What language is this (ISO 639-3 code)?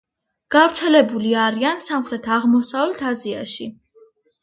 kat